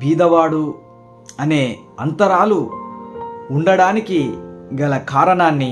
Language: Telugu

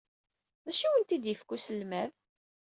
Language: Kabyle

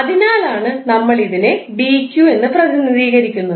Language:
Malayalam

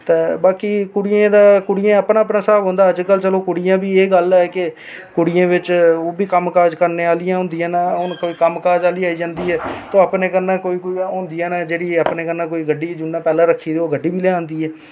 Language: Dogri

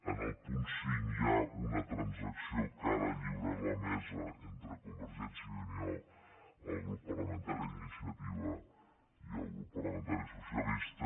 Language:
Catalan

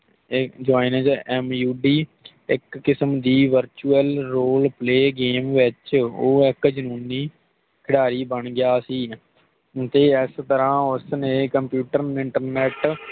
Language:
Punjabi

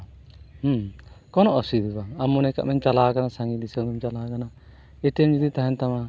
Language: Santali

